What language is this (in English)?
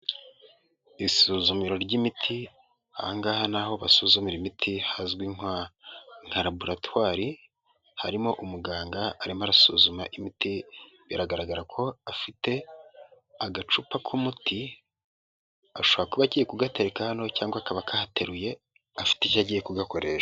Kinyarwanda